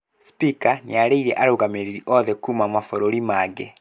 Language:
Kikuyu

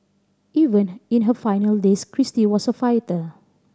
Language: English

